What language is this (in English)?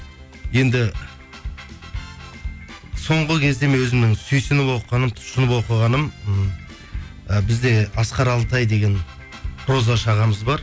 Kazakh